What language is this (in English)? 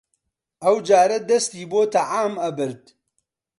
Central Kurdish